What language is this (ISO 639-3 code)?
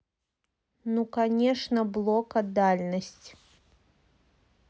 rus